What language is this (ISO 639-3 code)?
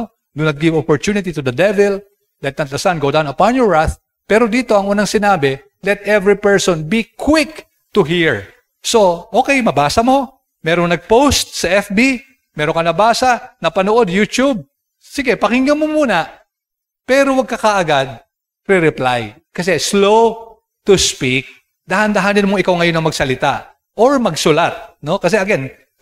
fil